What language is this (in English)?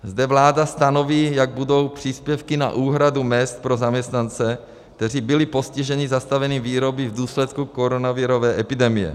Czech